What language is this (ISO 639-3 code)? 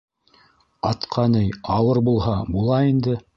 bak